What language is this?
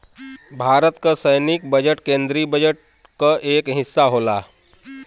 Bhojpuri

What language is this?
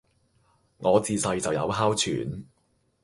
Cantonese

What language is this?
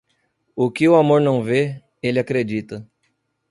Portuguese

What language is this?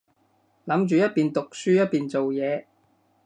Cantonese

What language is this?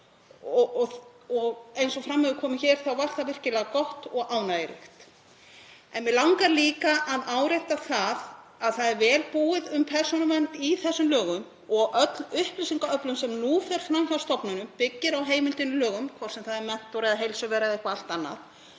Icelandic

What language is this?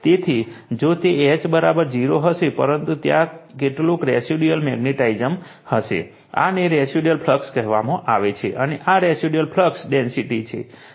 Gujarati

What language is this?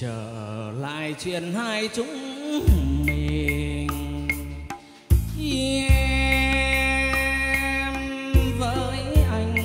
Vietnamese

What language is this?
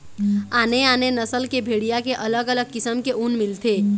Chhattisgarhi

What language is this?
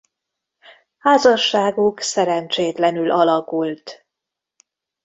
Hungarian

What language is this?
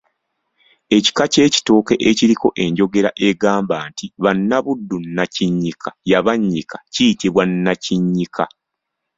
Ganda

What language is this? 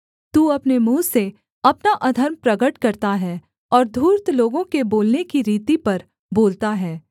Hindi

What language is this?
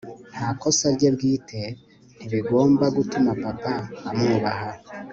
Kinyarwanda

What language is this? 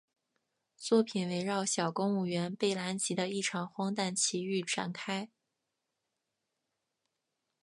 Chinese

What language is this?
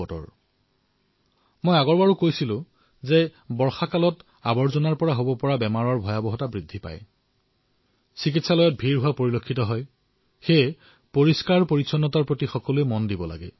Assamese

